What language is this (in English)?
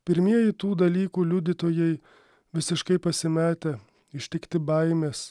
Lithuanian